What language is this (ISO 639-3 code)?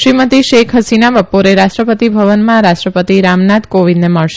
guj